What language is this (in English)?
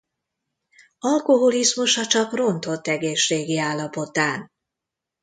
Hungarian